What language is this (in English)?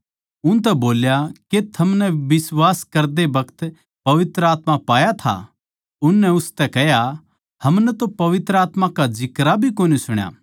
Haryanvi